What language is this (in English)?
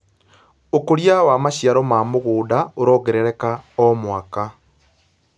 Kikuyu